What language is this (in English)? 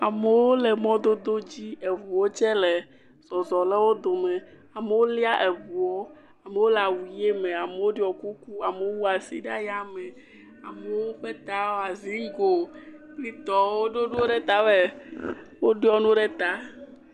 Ewe